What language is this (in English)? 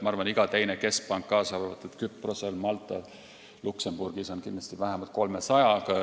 Estonian